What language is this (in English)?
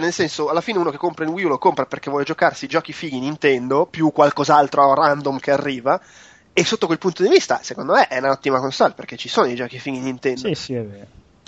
Italian